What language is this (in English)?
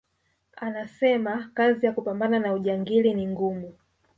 Swahili